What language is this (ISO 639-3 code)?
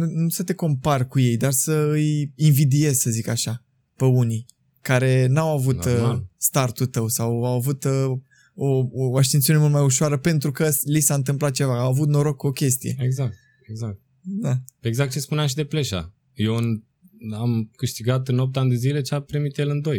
ron